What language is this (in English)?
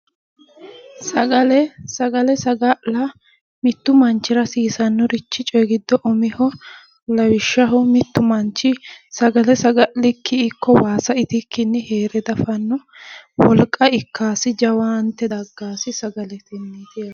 Sidamo